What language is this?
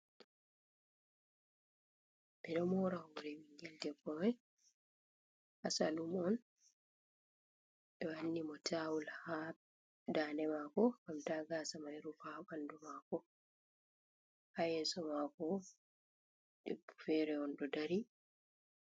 Fula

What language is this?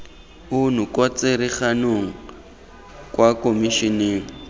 Tswana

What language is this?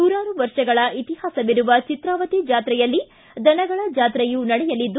Kannada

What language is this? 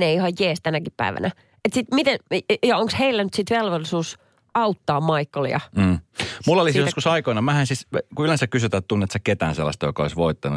Finnish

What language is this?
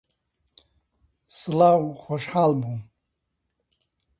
Central Kurdish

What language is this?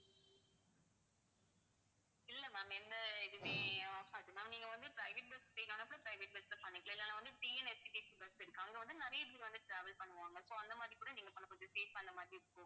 Tamil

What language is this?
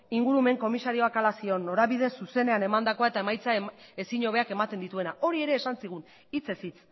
Basque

